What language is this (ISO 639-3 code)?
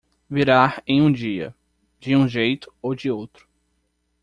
por